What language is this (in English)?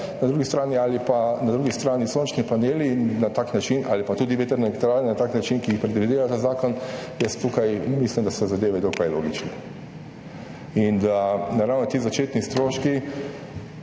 Slovenian